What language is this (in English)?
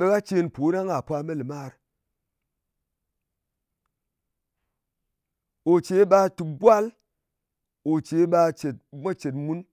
Ngas